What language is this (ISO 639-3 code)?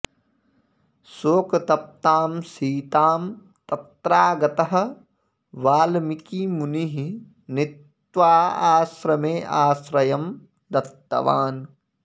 san